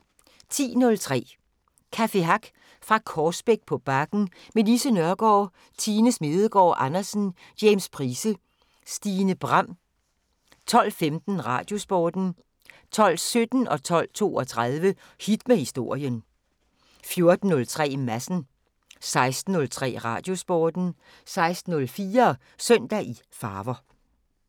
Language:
Danish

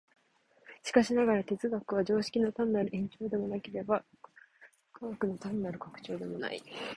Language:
Japanese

